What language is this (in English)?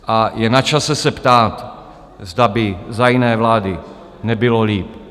Czech